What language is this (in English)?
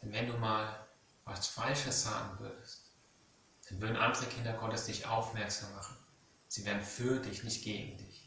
German